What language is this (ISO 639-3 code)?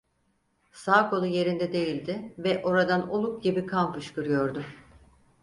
tur